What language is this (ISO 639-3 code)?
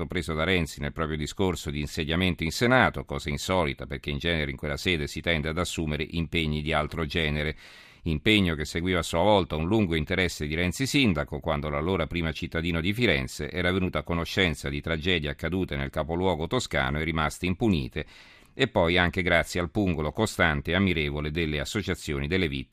ita